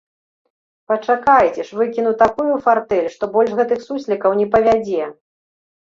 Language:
Belarusian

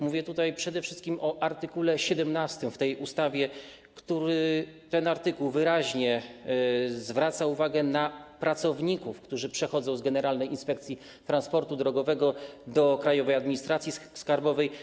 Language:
Polish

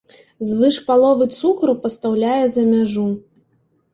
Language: Belarusian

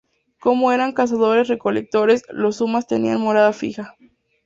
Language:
Spanish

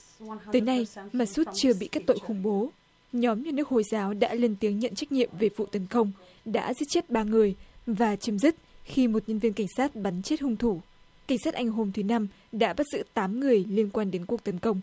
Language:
Vietnamese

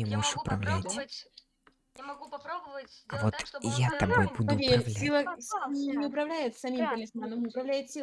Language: Russian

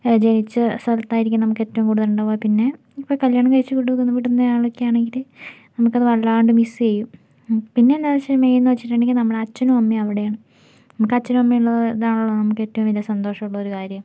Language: Malayalam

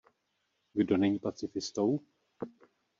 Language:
Czech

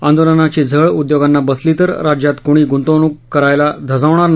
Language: Marathi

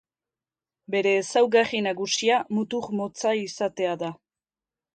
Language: Basque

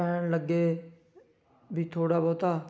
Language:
Punjabi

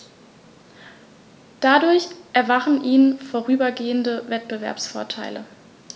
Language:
German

